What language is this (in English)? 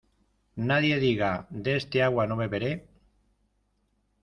Spanish